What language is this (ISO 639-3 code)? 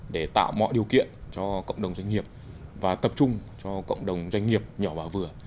vie